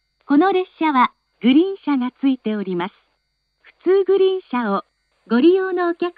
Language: Japanese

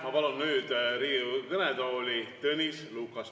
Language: Estonian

